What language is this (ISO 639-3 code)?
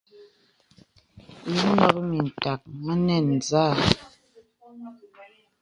beb